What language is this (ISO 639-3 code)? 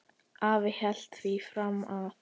isl